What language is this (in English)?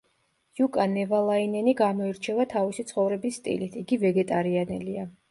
Georgian